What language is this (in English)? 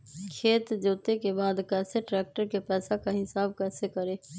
Magahi